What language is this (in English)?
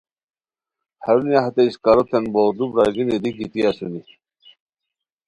Khowar